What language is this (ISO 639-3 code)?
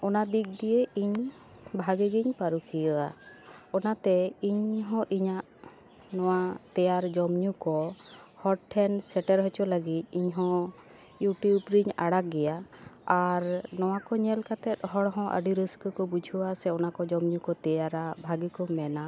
sat